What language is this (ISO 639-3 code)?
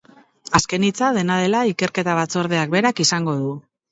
eus